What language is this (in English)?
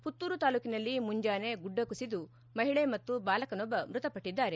Kannada